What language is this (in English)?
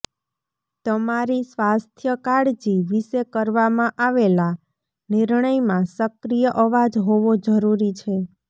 Gujarati